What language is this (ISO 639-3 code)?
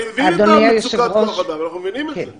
heb